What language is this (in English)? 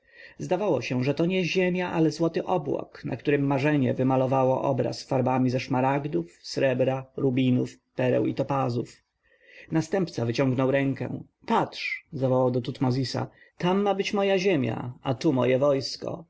Polish